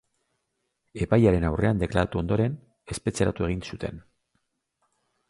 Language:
Basque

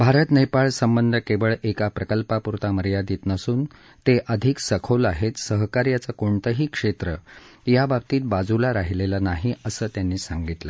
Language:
Marathi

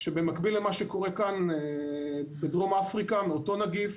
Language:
Hebrew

